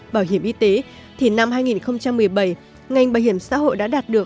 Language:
Vietnamese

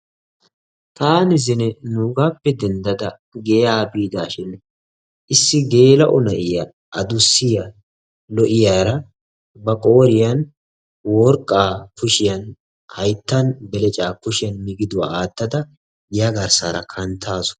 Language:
Wolaytta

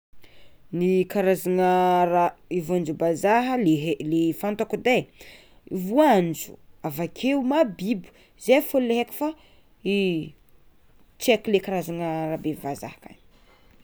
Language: Tsimihety Malagasy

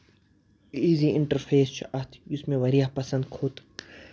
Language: Kashmiri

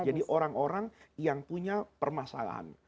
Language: Indonesian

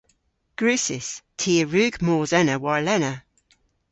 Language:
Cornish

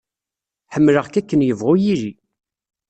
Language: Kabyle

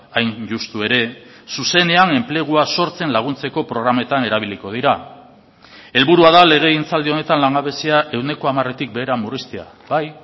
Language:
Basque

